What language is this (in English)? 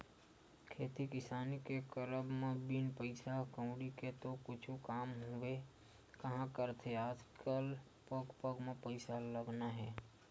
Chhattisgarhi